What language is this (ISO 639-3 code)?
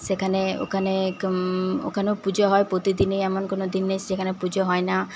ben